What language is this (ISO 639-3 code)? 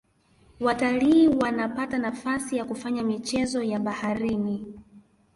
swa